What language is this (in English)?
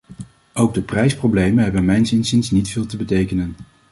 Dutch